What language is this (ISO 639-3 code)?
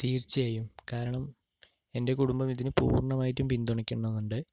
mal